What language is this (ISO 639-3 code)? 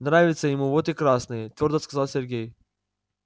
rus